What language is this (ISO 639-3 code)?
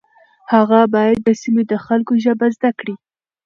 pus